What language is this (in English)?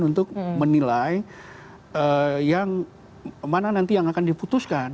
Indonesian